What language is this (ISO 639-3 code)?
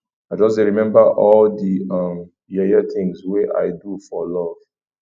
pcm